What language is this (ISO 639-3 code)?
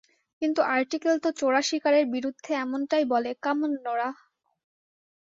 ben